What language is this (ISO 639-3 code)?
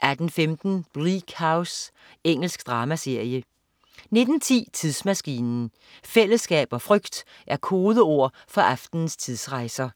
dan